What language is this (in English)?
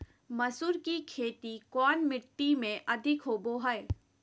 Magahi